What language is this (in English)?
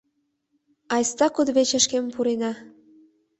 Mari